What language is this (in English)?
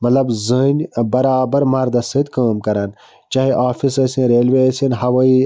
Kashmiri